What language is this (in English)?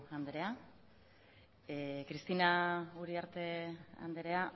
Basque